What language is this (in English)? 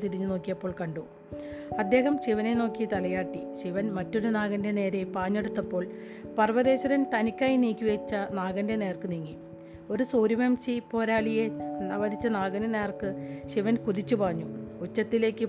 Malayalam